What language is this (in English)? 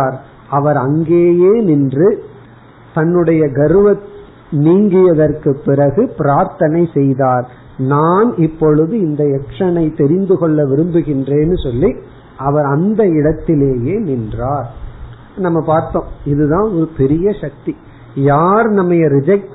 Tamil